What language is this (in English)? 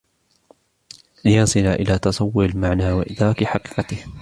Arabic